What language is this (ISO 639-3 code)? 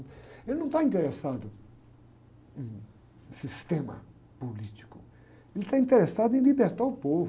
por